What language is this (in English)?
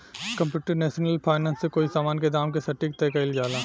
Bhojpuri